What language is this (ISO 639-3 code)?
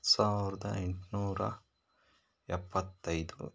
kan